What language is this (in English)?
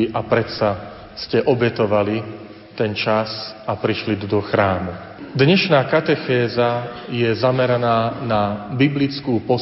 Slovak